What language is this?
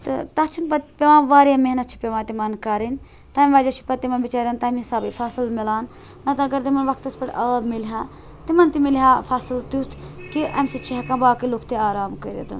Kashmiri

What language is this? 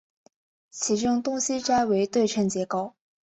Chinese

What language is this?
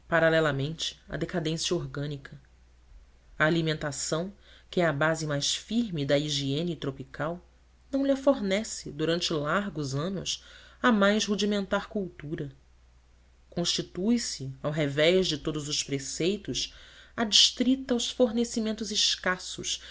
Portuguese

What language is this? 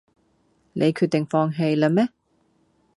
Cantonese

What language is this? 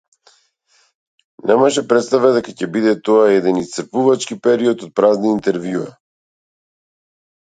Macedonian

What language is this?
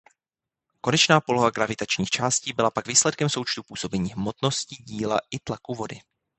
Czech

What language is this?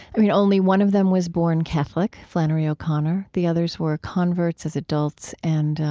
English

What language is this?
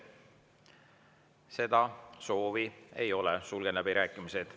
Estonian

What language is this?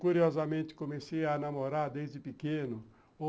Portuguese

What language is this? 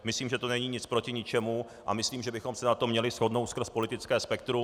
Czech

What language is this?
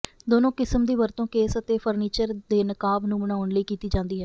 Punjabi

